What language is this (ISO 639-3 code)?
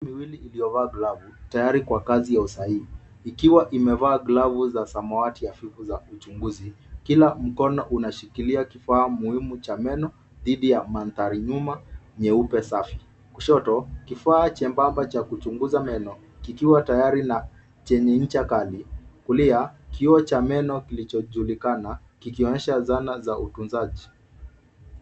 swa